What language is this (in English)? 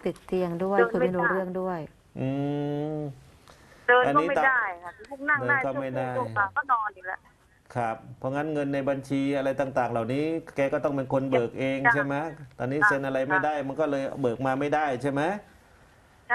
Thai